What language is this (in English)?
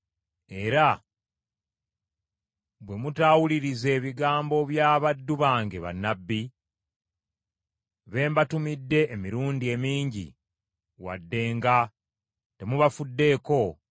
Ganda